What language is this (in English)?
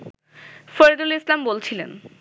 Bangla